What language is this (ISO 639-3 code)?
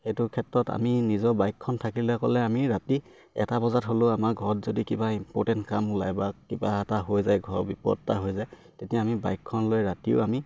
asm